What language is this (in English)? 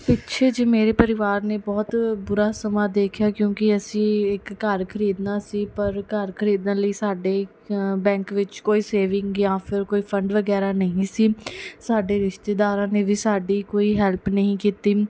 Punjabi